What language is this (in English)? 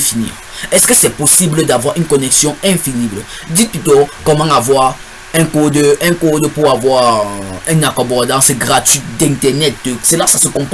French